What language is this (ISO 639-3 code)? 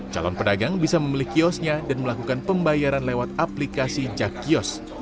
ind